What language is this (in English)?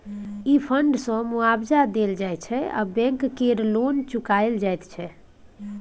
Maithili